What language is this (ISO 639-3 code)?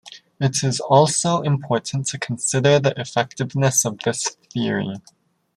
eng